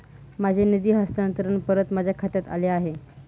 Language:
Marathi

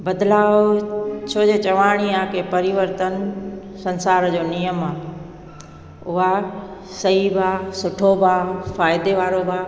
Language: Sindhi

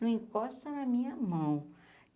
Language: Portuguese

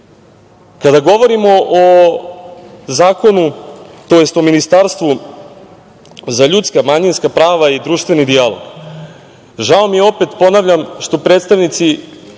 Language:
Serbian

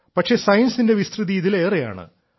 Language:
Malayalam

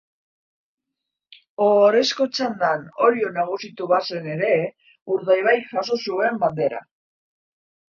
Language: Basque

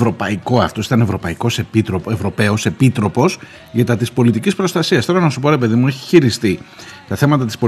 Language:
Greek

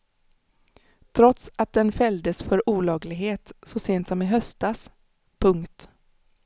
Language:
Swedish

